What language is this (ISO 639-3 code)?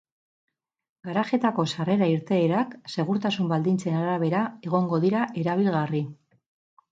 eus